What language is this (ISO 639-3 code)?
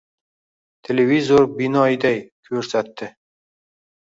uzb